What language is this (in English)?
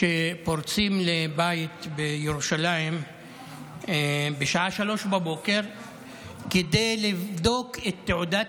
Hebrew